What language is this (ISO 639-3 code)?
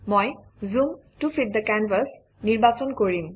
asm